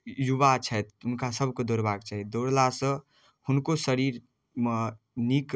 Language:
Maithili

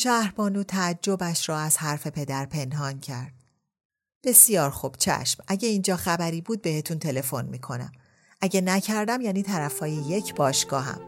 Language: Persian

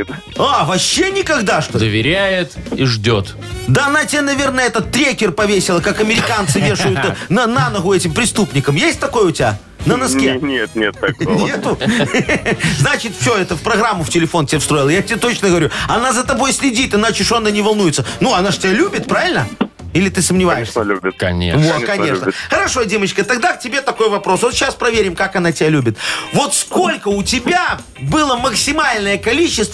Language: Russian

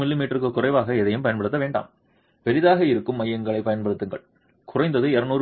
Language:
Tamil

